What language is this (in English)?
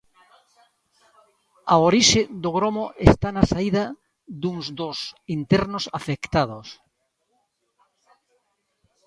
Galician